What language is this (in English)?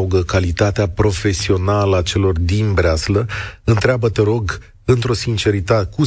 Romanian